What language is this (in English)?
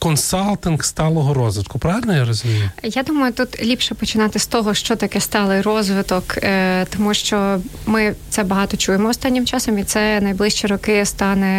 Ukrainian